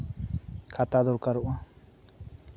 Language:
Santali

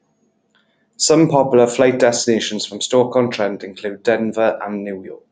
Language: English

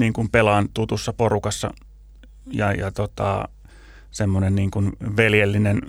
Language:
Finnish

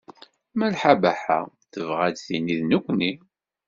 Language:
Kabyle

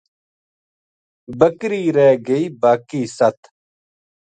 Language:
Gujari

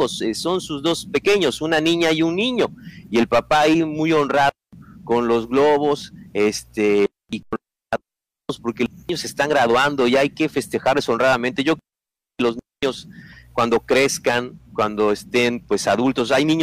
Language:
Spanish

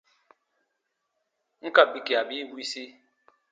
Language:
Baatonum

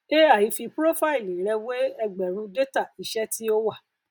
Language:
Yoruba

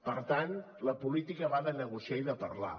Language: Catalan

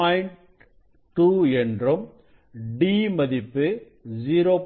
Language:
Tamil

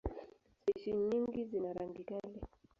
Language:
Swahili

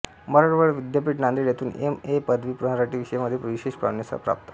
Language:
Marathi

